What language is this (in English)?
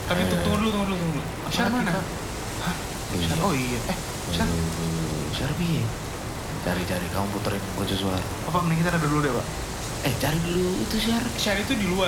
Indonesian